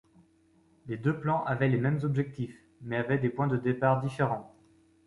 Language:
French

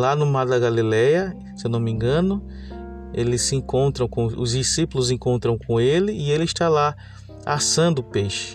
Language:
Portuguese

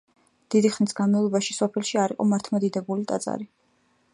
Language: Georgian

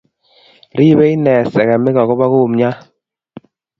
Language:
Kalenjin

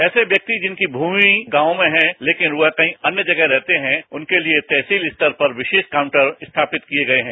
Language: Hindi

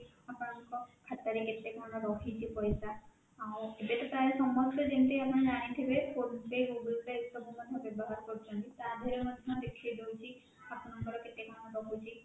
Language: Odia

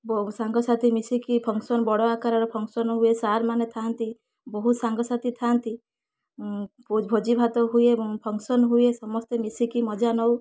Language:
Odia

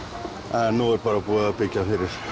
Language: Icelandic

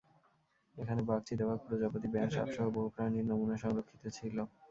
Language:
Bangla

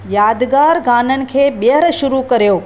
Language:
Sindhi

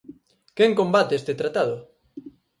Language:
Galician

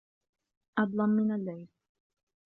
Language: Arabic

